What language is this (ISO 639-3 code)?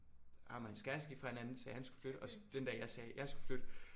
dan